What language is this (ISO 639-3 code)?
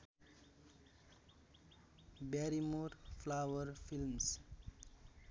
nep